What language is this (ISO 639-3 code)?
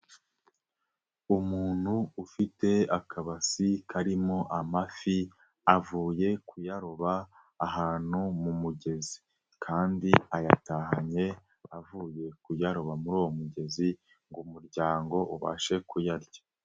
kin